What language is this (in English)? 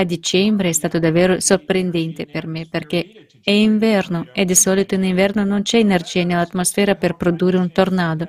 Italian